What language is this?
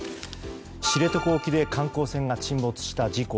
Japanese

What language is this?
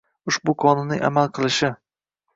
Uzbek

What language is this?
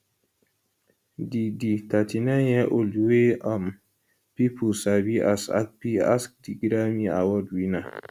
Nigerian Pidgin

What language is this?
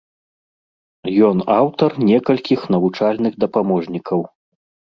Belarusian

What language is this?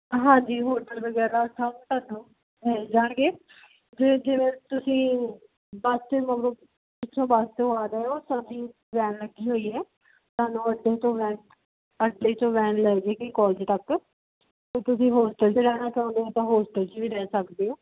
Punjabi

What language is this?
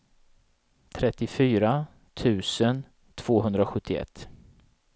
Swedish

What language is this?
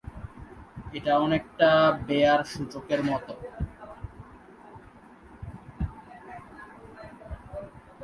Bangla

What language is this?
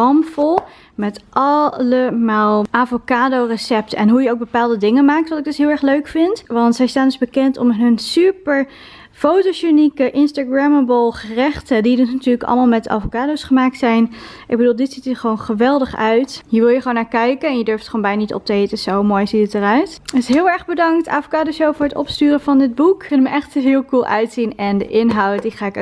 Dutch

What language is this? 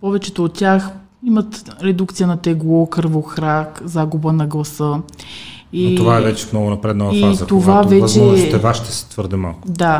Bulgarian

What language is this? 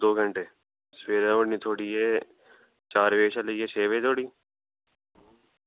Dogri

